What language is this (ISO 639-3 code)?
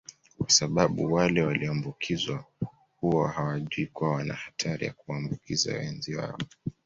swa